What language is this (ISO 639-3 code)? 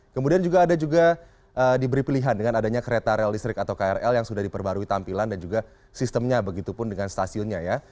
ind